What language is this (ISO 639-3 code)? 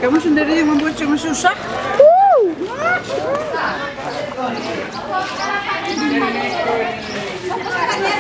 ind